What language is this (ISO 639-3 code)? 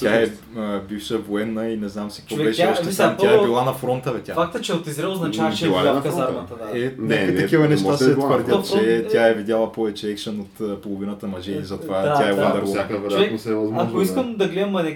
bul